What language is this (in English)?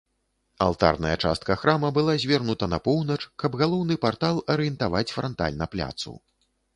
Belarusian